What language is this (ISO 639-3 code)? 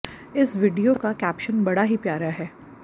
hin